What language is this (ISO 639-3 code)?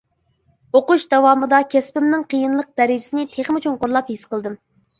uig